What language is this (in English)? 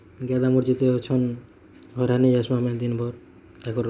Odia